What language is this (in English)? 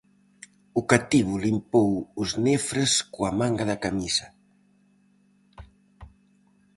Galician